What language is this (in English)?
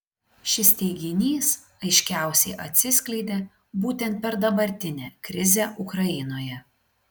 Lithuanian